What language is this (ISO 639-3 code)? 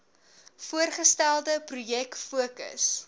afr